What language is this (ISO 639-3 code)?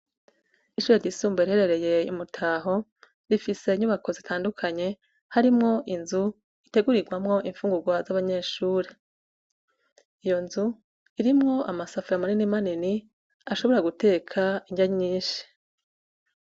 run